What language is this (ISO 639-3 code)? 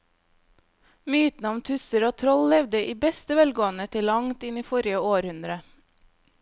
nor